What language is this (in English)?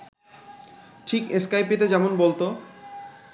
Bangla